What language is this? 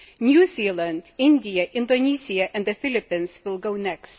English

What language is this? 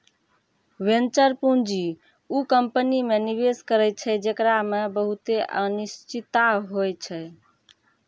Maithili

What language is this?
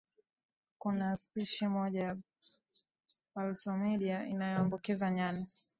Swahili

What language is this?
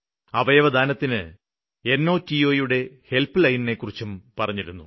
Malayalam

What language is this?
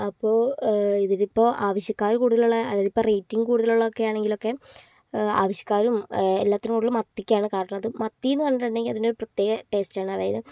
Malayalam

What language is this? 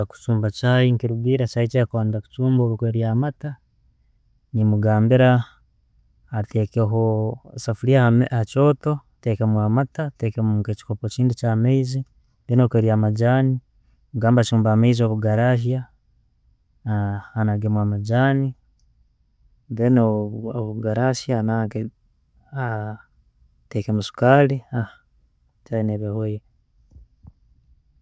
Tooro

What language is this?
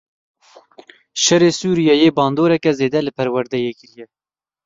Kurdish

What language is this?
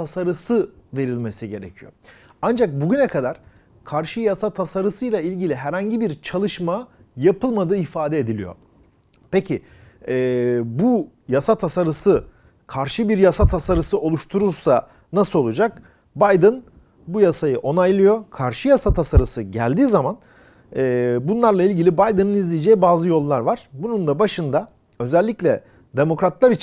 Turkish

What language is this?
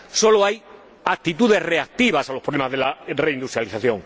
Spanish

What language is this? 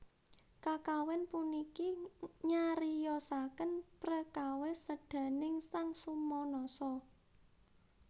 Javanese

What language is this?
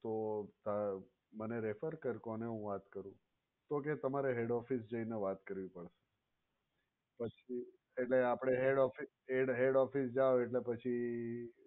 Gujarati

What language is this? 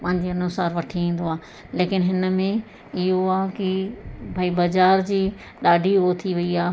Sindhi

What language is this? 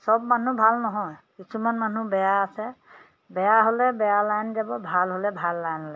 Assamese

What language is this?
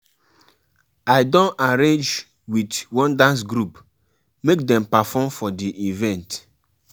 Nigerian Pidgin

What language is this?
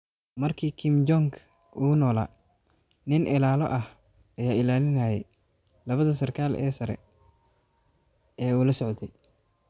Somali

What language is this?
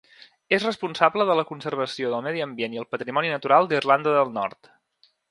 Catalan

